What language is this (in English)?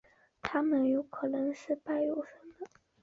Chinese